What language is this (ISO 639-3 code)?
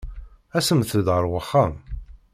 kab